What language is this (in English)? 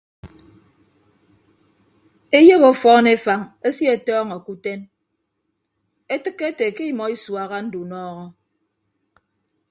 Ibibio